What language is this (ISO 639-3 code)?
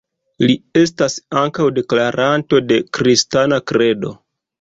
epo